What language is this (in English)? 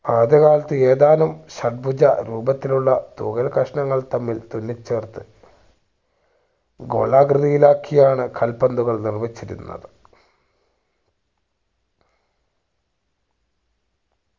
Malayalam